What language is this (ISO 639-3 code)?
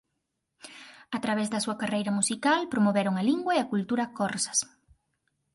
glg